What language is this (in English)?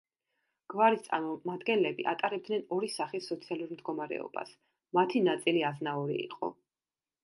Georgian